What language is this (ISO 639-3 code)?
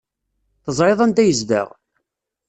kab